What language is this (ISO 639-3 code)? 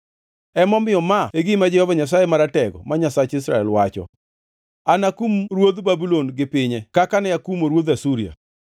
luo